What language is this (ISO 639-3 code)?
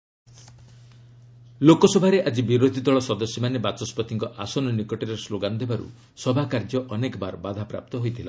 ori